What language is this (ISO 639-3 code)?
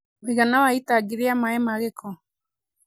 kik